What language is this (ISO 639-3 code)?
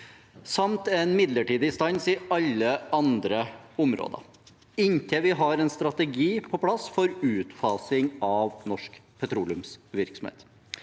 nor